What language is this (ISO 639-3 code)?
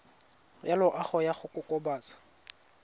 tsn